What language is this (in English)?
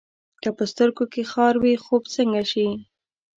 Pashto